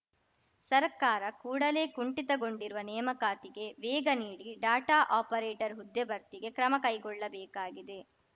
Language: Kannada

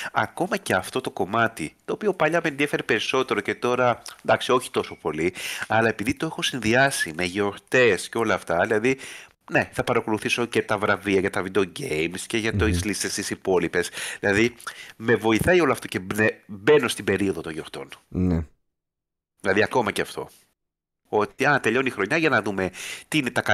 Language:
Greek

